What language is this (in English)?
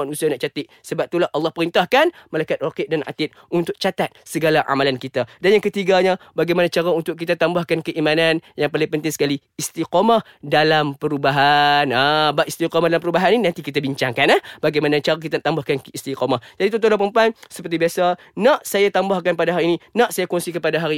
Malay